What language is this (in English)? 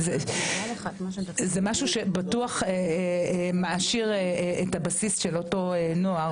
Hebrew